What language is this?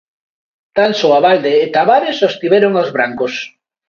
Galician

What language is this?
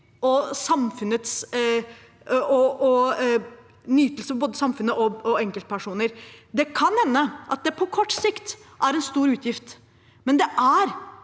Norwegian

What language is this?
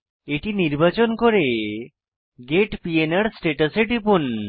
Bangla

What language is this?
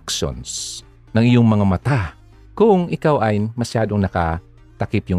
Filipino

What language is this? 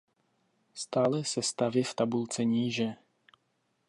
Czech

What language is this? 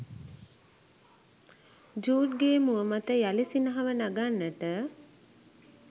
Sinhala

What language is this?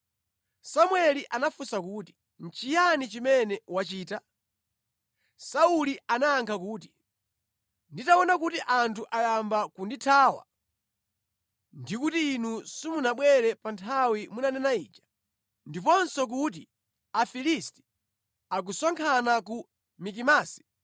Nyanja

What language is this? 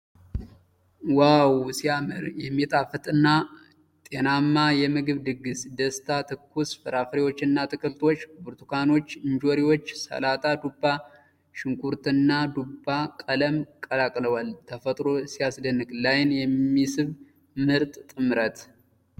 Amharic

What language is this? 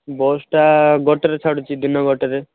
Odia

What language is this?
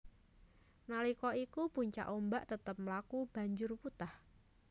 Javanese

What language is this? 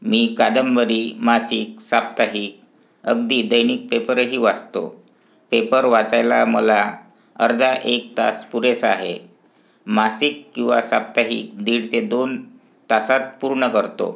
Marathi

